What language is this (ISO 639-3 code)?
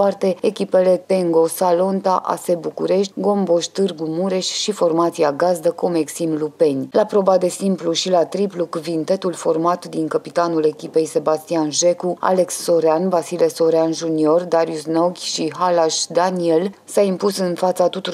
ron